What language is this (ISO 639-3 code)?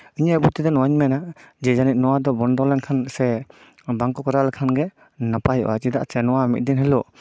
sat